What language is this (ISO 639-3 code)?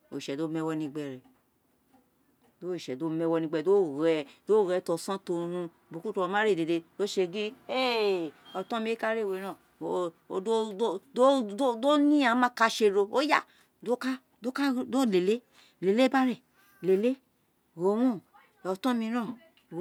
its